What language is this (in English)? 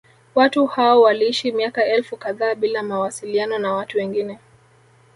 Swahili